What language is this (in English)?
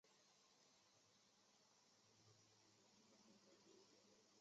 Chinese